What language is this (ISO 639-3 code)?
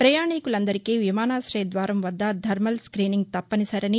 tel